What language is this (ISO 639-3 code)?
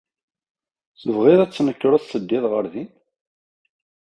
kab